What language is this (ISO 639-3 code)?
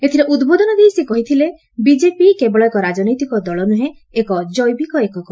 ori